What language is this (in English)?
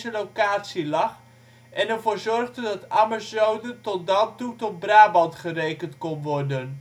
Dutch